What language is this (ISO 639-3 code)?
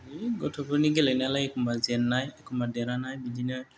brx